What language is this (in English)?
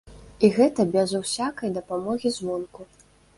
Belarusian